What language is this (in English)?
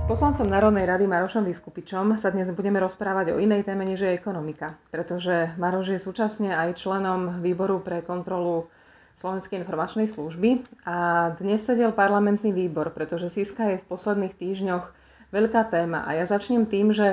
Slovak